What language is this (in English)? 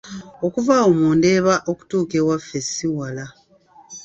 Ganda